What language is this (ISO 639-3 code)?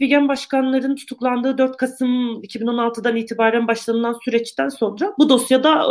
tur